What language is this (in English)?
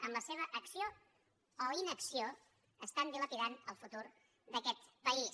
Catalan